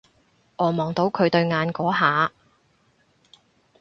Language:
Cantonese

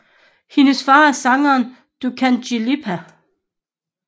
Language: Danish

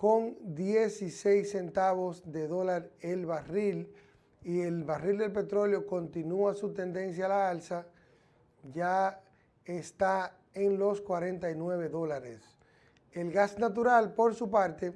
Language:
Spanish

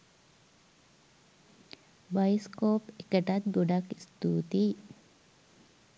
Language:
Sinhala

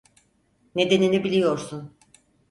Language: Turkish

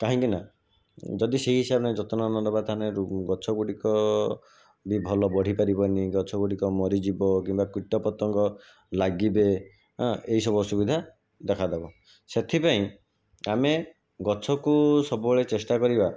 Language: Odia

